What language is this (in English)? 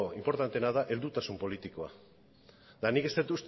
Basque